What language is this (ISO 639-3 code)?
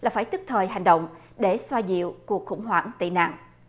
vie